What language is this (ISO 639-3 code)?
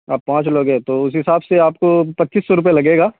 urd